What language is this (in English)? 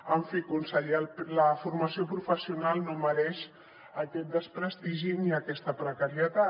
Catalan